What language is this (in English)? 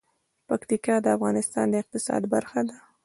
Pashto